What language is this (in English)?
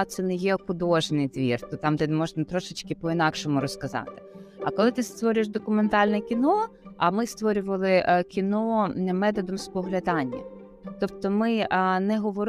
Ukrainian